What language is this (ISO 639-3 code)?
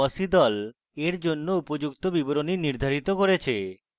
ben